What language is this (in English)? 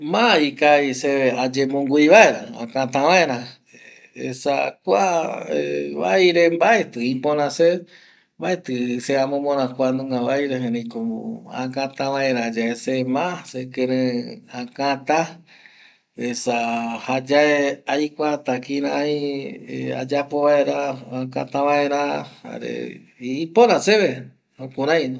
Eastern Bolivian Guaraní